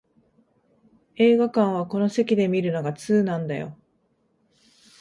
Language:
Japanese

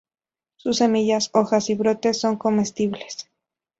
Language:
Spanish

